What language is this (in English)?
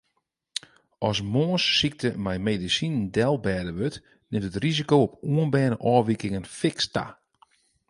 Western Frisian